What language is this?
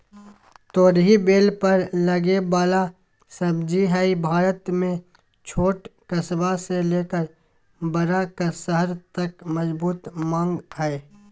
Magahi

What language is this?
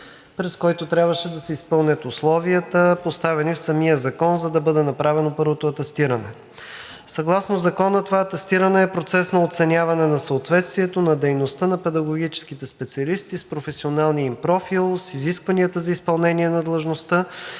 Bulgarian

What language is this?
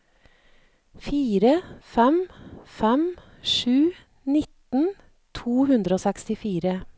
Norwegian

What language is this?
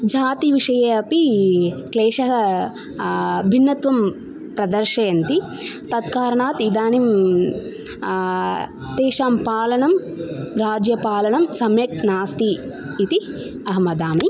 Sanskrit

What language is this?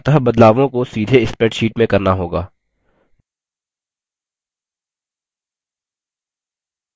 Hindi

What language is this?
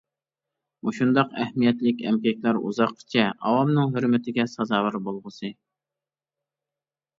Uyghur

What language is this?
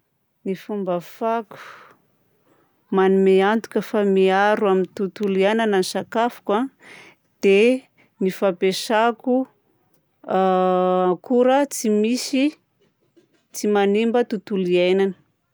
Southern Betsimisaraka Malagasy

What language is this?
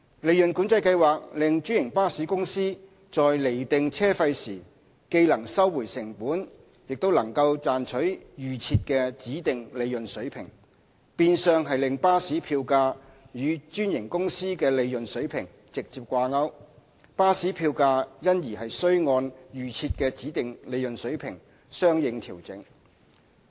Cantonese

